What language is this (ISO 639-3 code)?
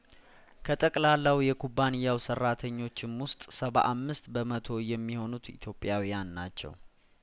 amh